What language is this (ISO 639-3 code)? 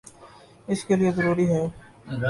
urd